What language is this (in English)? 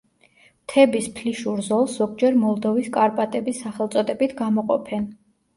Georgian